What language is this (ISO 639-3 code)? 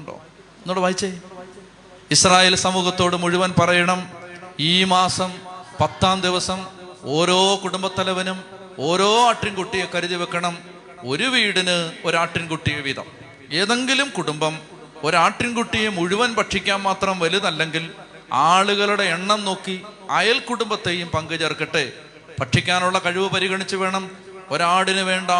mal